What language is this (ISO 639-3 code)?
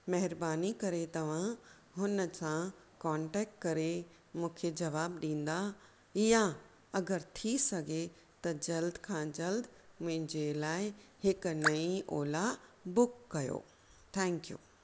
snd